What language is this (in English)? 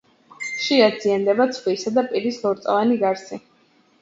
Georgian